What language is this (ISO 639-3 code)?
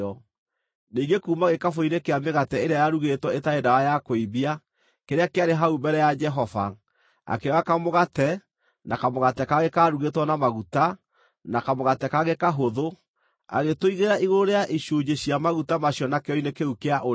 kik